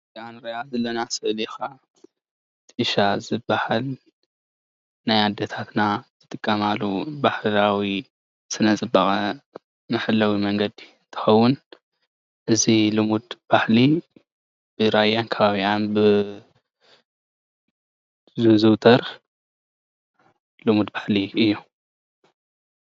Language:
Tigrinya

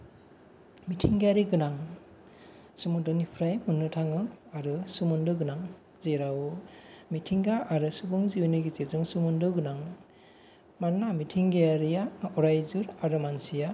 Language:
Bodo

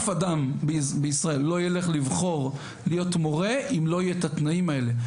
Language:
Hebrew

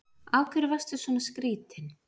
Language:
Icelandic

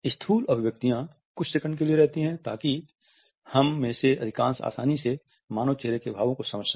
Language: Hindi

